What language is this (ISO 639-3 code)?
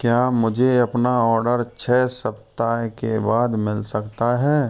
hin